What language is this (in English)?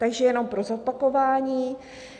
Czech